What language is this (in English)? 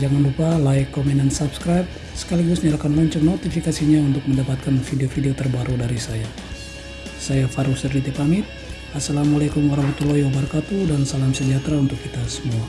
Indonesian